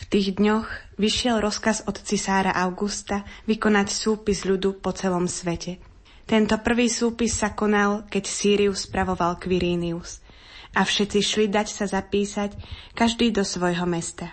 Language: Slovak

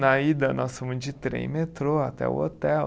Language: Portuguese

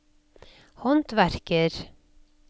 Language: Norwegian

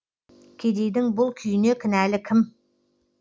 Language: Kazakh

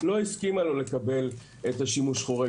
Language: Hebrew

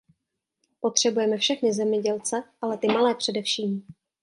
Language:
Czech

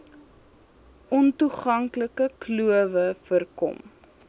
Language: Afrikaans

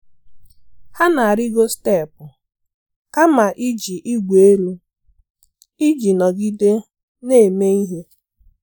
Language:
Igbo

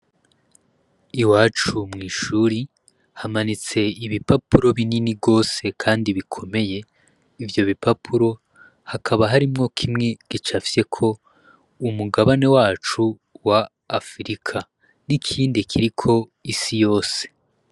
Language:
Rundi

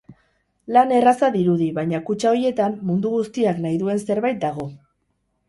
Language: Basque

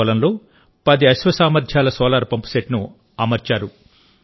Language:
Telugu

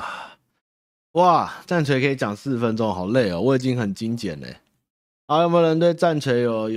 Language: Chinese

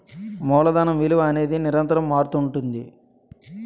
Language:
Telugu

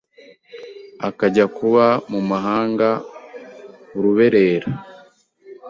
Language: Kinyarwanda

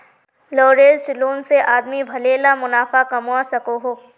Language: Magahi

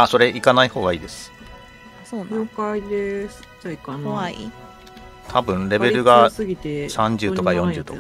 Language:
Japanese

